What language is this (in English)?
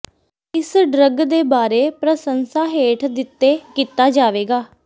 Punjabi